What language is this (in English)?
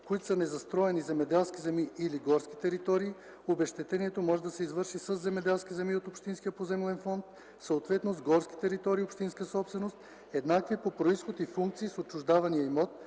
Bulgarian